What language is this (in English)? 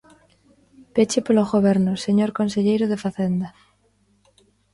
Galician